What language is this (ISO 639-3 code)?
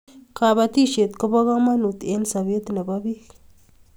kln